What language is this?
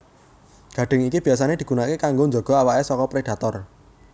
Javanese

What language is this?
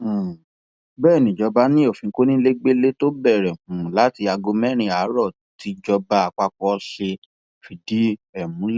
Yoruba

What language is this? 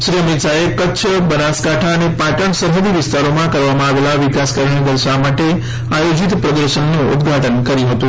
Gujarati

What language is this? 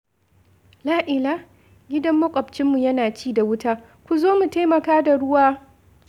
Hausa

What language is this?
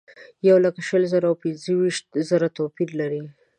Pashto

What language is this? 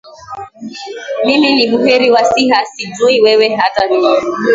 Swahili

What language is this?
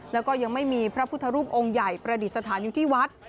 Thai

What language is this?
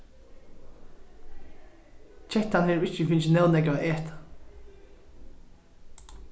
Faroese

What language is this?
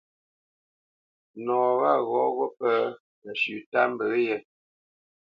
Bamenyam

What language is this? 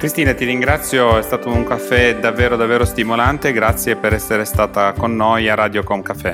Italian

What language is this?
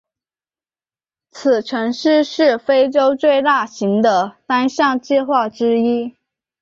Chinese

